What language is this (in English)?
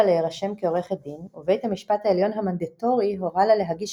Hebrew